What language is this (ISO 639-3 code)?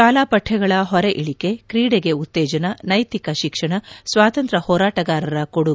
kan